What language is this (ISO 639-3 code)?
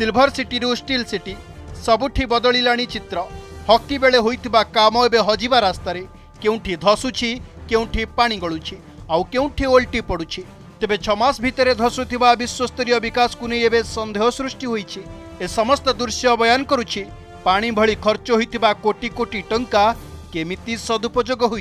hin